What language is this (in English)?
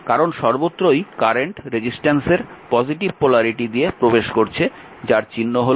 Bangla